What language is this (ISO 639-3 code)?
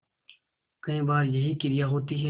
hin